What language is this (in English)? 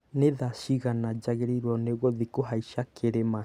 Kikuyu